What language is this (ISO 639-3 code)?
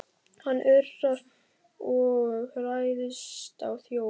isl